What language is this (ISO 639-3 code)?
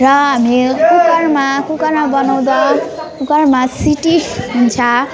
nep